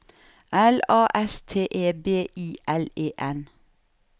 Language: Norwegian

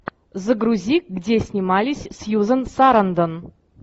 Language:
Russian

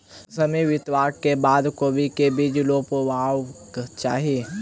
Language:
Maithili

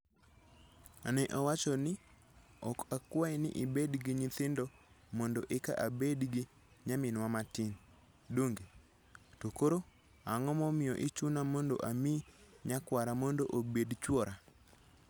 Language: Luo (Kenya and Tanzania)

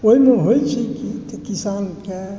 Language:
Maithili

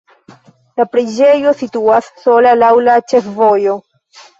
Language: Esperanto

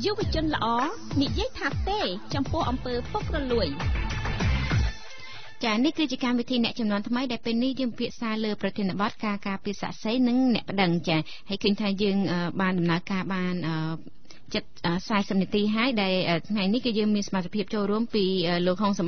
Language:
Thai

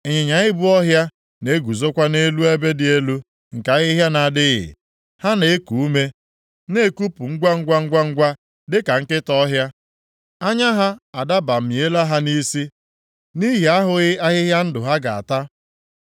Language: Igbo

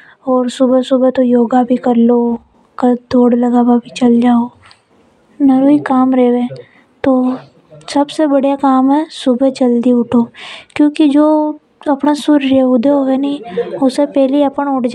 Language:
Hadothi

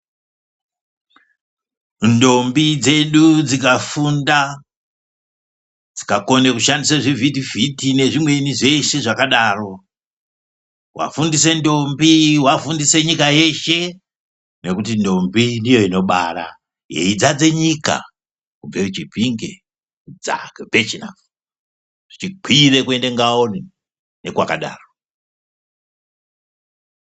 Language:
Ndau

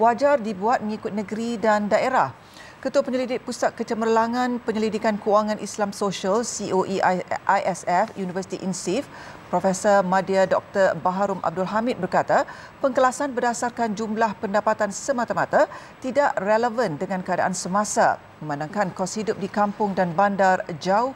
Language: Malay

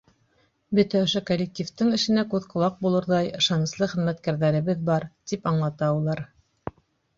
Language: Bashkir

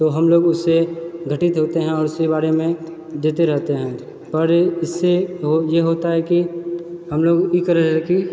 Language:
Maithili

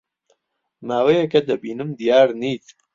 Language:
Central Kurdish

